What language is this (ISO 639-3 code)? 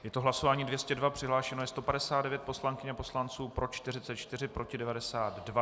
ces